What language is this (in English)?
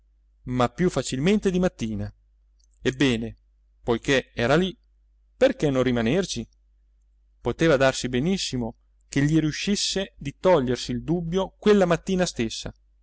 Italian